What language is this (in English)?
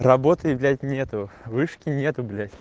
Russian